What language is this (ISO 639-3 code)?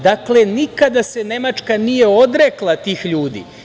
srp